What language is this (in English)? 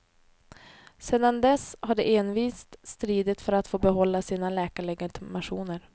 Swedish